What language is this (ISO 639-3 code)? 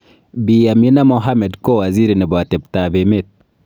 kln